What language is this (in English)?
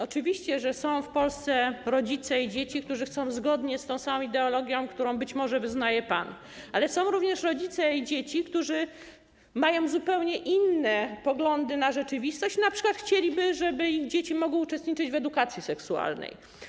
Polish